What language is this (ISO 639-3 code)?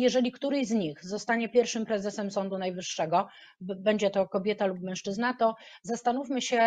pol